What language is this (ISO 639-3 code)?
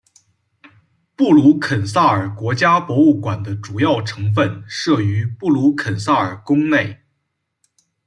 zho